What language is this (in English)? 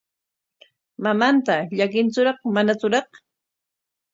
Corongo Ancash Quechua